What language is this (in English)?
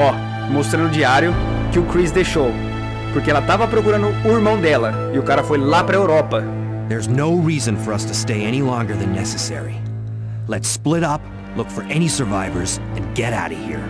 Portuguese